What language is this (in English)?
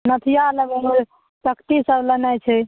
Maithili